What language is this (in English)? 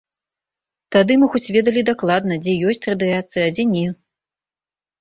Belarusian